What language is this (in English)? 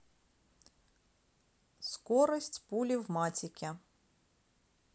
Russian